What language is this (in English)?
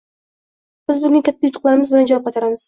Uzbek